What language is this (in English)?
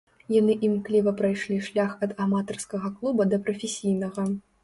Belarusian